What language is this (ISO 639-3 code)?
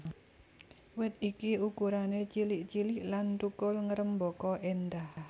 jav